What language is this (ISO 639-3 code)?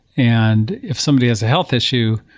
eng